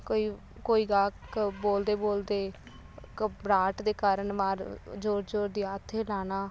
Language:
Punjabi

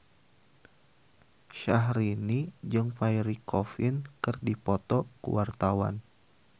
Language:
Sundanese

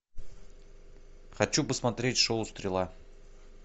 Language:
Russian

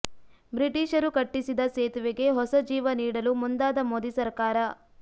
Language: Kannada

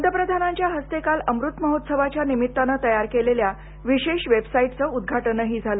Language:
Marathi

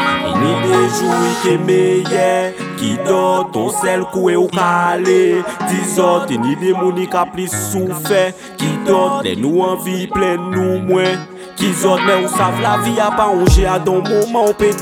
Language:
French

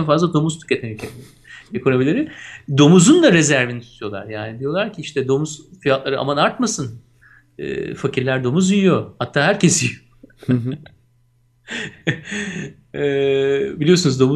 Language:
Turkish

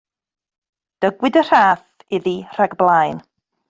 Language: Welsh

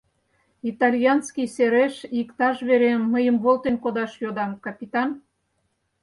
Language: Mari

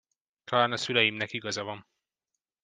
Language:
Hungarian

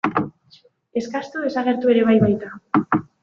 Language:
Basque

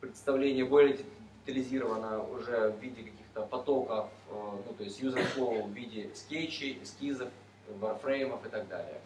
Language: Russian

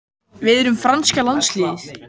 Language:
Icelandic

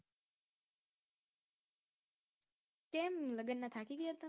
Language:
Gujarati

